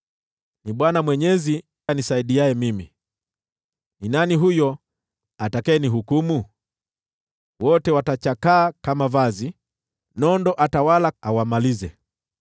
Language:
Swahili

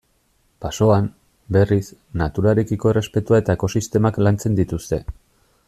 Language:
Basque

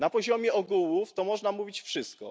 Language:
Polish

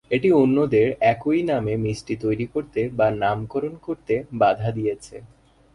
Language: Bangla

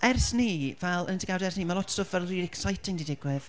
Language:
Welsh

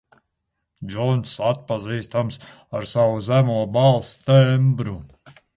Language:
Latvian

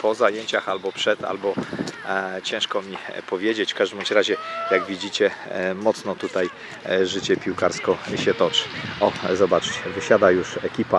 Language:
Polish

